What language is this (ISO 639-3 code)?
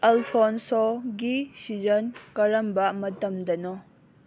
mni